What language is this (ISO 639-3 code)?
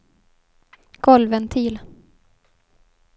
swe